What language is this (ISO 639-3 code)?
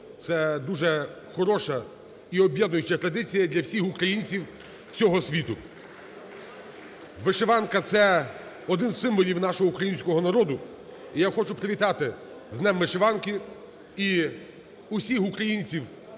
ukr